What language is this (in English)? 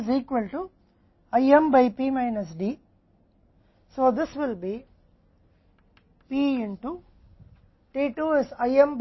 Hindi